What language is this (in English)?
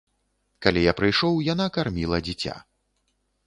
Belarusian